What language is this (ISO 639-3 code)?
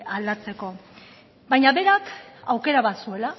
eus